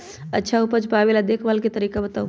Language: Magahi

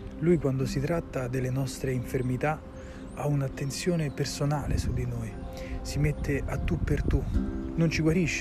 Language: Italian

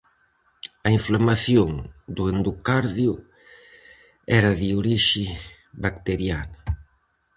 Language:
Galician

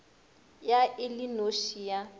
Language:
Northern Sotho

